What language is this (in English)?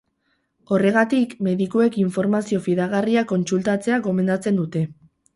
Basque